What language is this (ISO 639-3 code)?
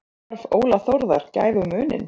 isl